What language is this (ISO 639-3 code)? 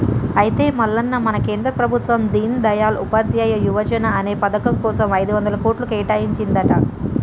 tel